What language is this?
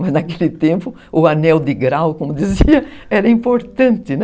Portuguese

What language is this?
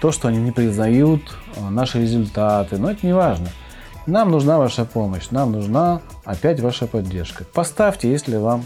Russian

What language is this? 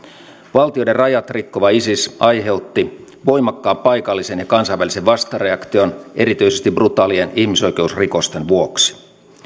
Finnish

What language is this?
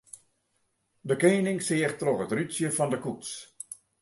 Western Frisian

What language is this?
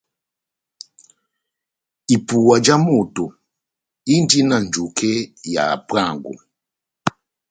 Batanga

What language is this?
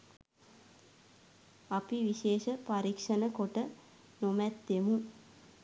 Sinhala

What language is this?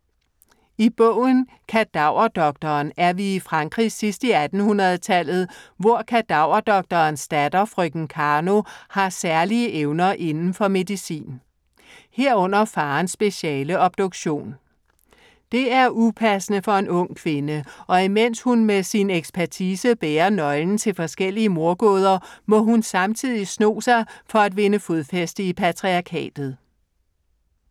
Danish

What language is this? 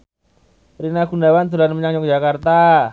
Javanese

